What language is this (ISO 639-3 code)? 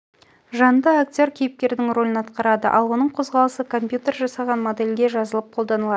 kaz